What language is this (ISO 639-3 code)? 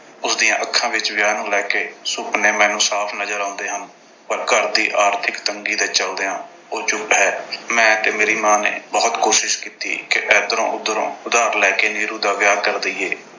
pan